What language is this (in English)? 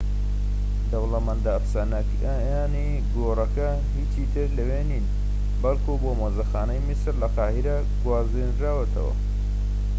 Central Kurdish